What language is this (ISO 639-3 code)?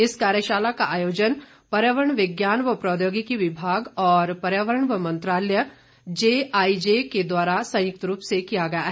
hin